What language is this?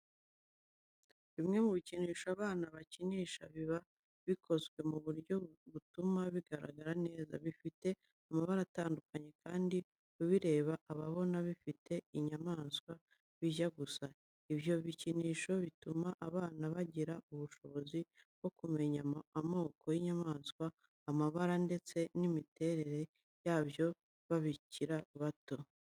Kinyarwanda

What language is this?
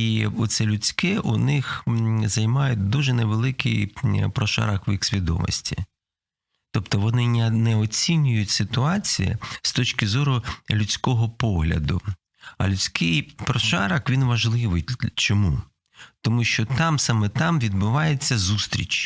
Ukrainian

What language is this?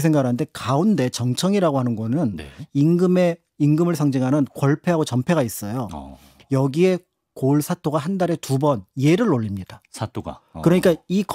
Korean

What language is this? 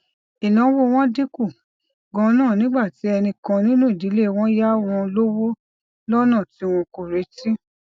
Yoruba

